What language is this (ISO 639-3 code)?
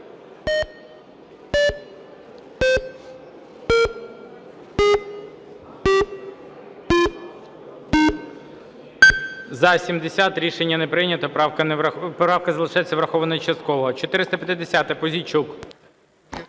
ukr